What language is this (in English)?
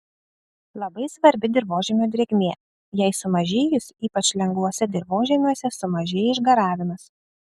Lithuanian